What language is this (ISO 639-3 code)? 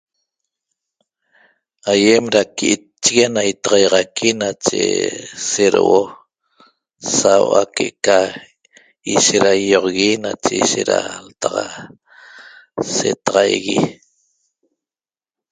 tob